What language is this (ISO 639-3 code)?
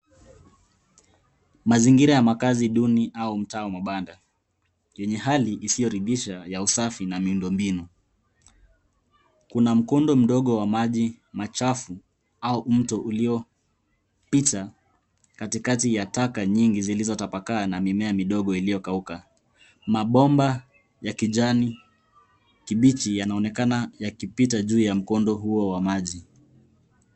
swa